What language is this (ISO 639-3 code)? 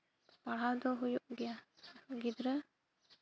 sat